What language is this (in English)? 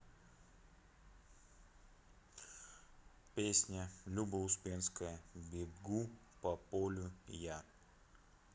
Russian